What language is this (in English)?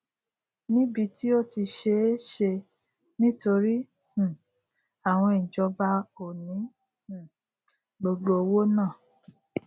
Yoruba